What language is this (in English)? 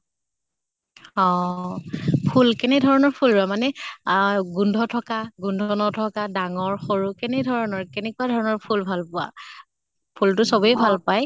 Assamese